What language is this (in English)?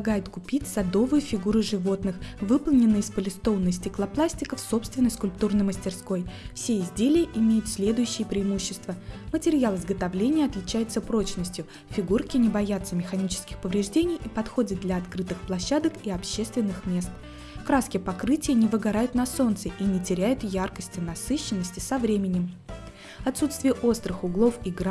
Russian